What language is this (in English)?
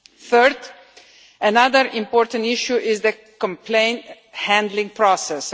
English